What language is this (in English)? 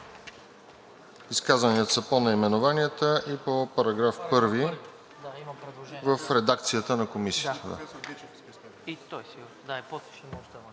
Bulgarian